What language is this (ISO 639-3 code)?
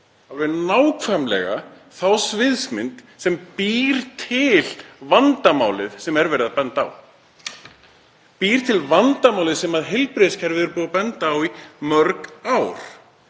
isl